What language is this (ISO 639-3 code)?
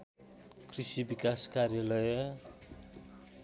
nep